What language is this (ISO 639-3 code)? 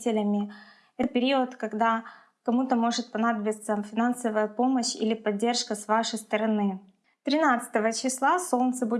rus